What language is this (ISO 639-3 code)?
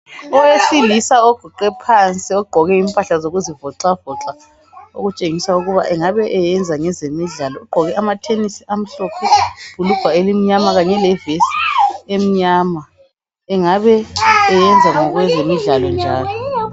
nde